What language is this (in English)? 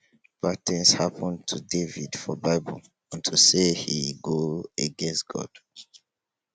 Nigerian Pidgin